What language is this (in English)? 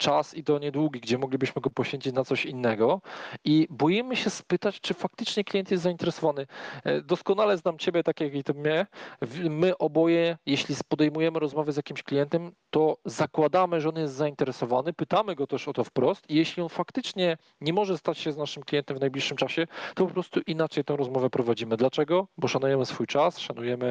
Polish